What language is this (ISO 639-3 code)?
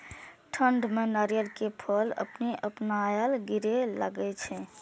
mai